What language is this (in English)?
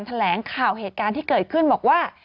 Thai